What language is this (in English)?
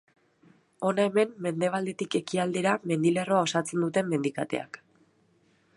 Basque